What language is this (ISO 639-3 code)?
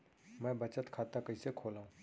hne